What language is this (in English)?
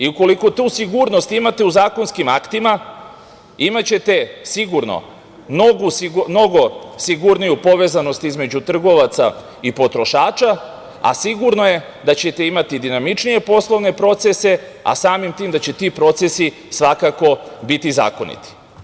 Serbian